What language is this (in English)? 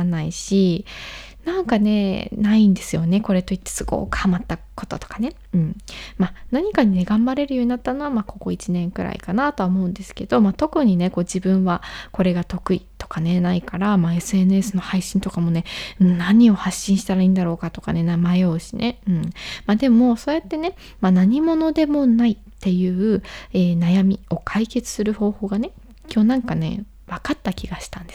Japanese